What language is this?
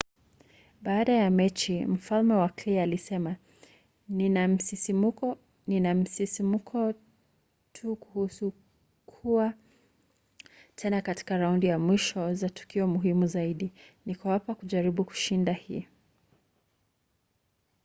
Swahili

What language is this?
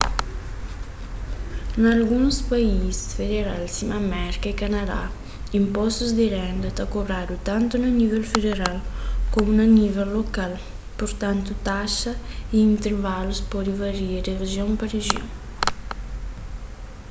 Kabuverdianu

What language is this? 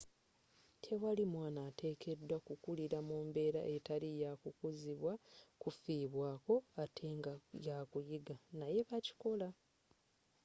Ganda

